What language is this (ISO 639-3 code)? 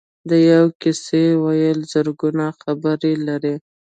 pus